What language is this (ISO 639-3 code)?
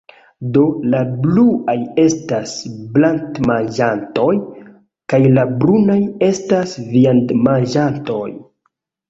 epo